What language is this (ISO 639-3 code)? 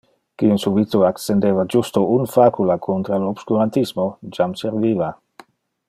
ina